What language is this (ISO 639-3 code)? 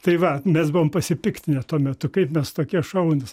lit